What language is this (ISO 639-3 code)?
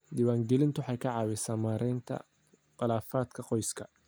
som